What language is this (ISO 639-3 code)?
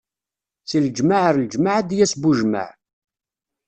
kab